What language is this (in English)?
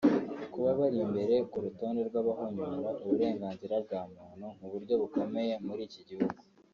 Kinyarwanda